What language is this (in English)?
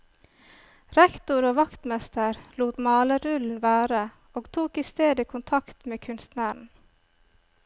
Norwegian